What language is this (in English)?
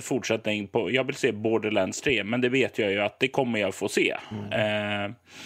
Swedish